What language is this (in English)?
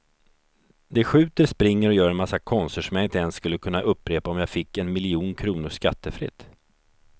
Swedish